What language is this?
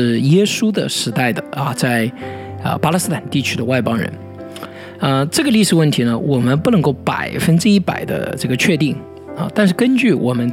Chinese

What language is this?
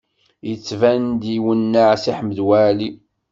Kabyle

